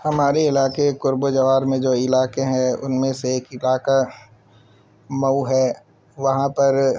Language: Urdu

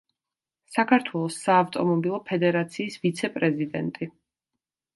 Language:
Georgian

